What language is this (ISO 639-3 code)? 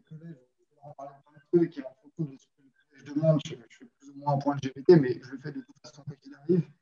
fra